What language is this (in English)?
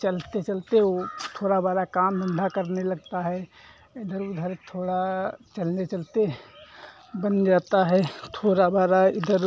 Hindi